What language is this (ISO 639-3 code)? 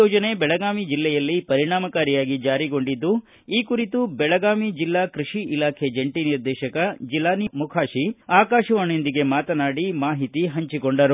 kan